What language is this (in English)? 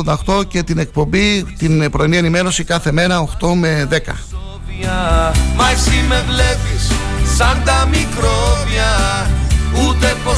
Greek